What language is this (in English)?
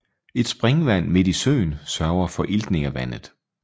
Danish